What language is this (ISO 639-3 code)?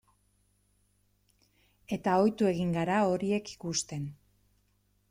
eus